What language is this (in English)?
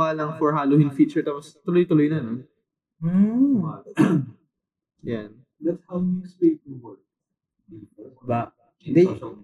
Filipino